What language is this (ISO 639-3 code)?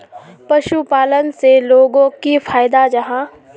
mag